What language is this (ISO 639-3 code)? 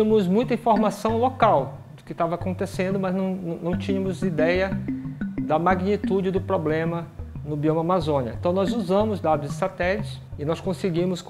por